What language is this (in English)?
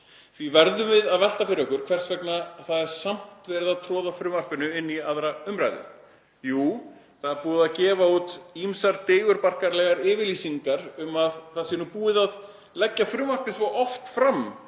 Icelandic